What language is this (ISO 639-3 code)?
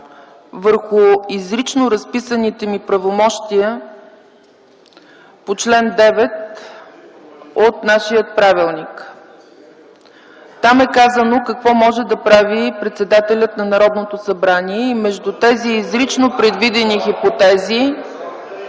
bul